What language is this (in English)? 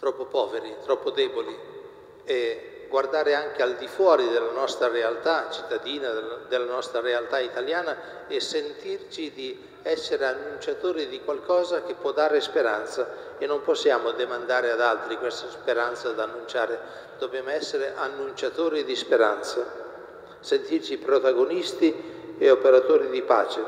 Italian